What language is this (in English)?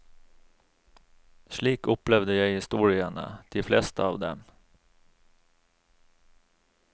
Norwegian